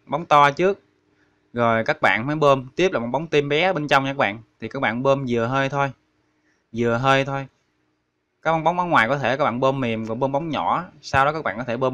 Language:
Vietnamese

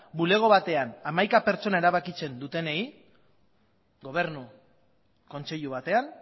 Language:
Basque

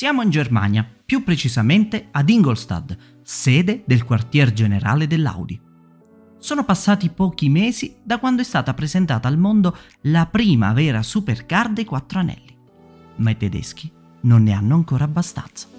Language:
Italian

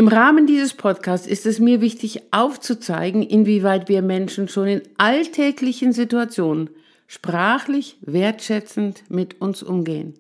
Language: German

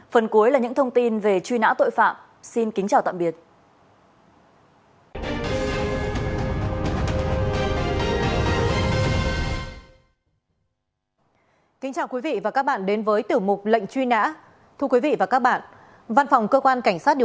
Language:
Vietnamese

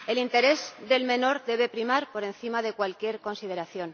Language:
Spanish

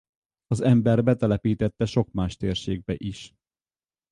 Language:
Hungarian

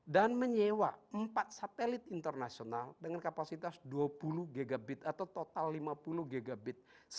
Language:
Indonesian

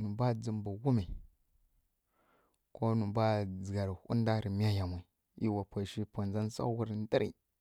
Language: Kirya-Konzəl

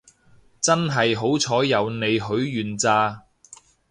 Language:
Cantonese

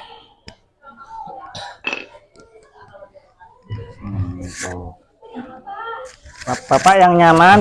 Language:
Indonesian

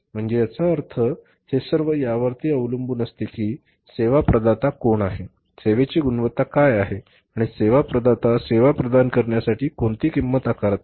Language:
Marathi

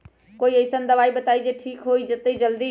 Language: Magahi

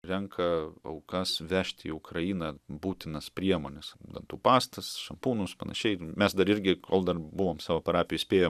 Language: Lithuanian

